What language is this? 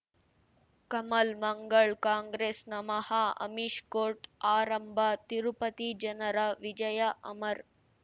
Kannada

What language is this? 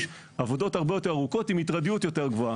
Hebrew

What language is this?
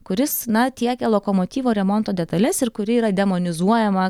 Lithuanian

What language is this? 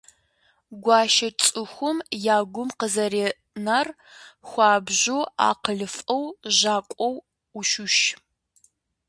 Kabardian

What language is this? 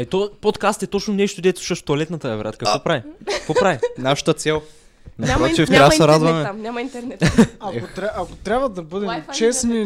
Bulgarian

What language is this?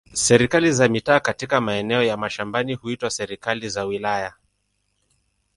Swahili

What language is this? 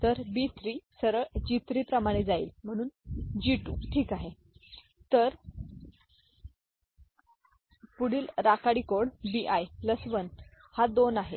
Marathi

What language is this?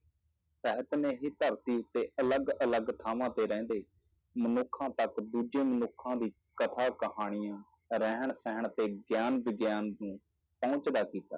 Punjabi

